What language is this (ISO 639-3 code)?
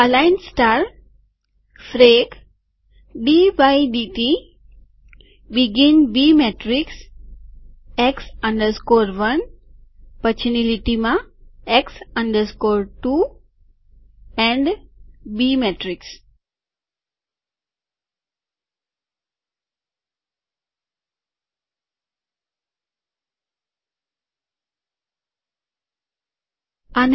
guj